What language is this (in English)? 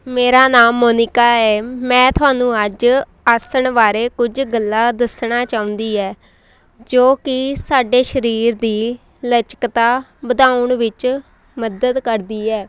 Punjabi